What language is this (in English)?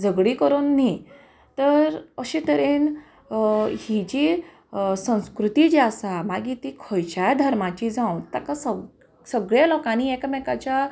Konkani